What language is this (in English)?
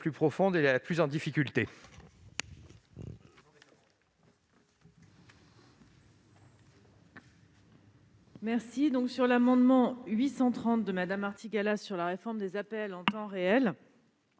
French